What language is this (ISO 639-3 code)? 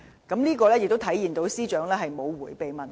yue